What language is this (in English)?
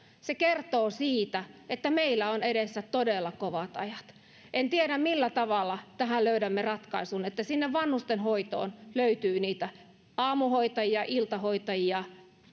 Finnish